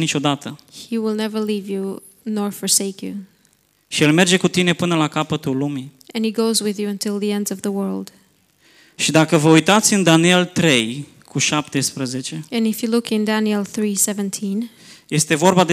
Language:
Romanian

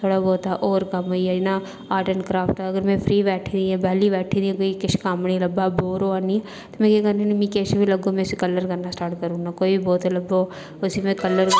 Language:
Dogri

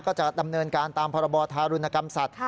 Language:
Thai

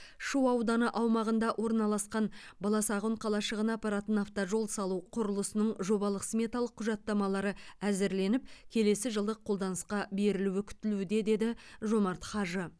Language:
Kazakh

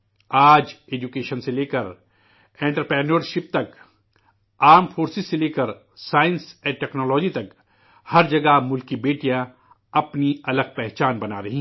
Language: Urdu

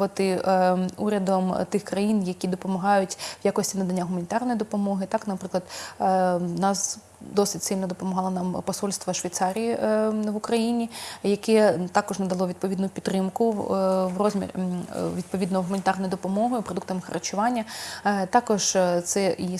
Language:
Ukrainian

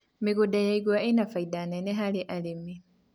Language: Kikuyu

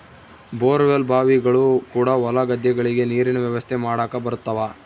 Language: Kannada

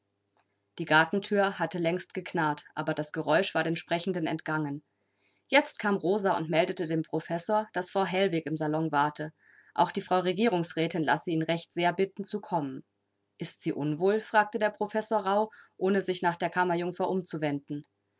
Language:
German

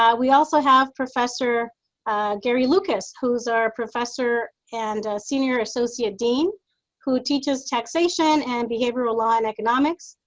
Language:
English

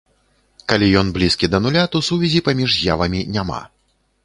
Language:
Belarusian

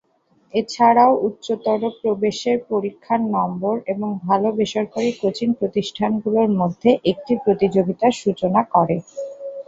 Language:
Bangla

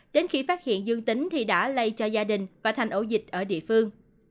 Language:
Vietnamese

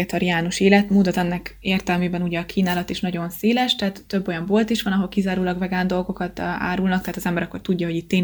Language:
Hungarian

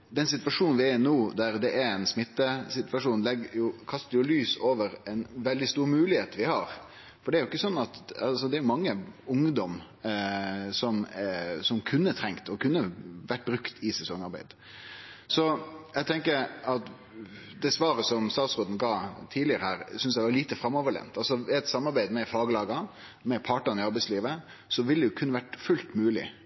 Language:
Norwegian Nynorsk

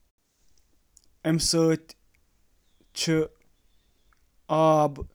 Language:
Kashmiri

